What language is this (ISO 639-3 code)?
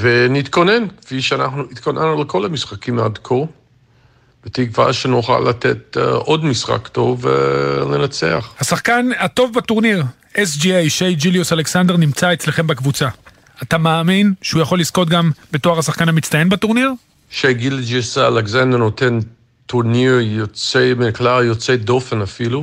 heb